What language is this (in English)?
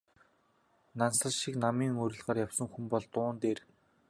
Mongolian